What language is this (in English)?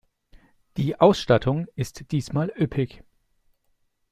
German